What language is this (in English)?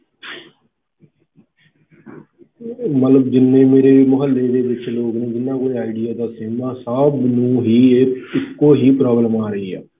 Punjabi